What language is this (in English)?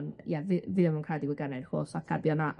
Welsh